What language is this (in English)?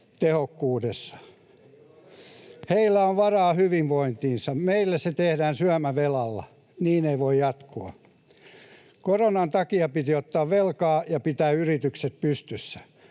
Finnish